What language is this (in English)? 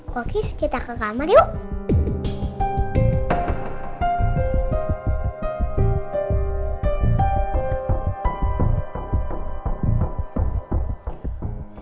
Indonesian